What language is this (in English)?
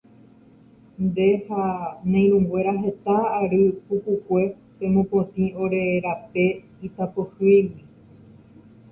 Guarani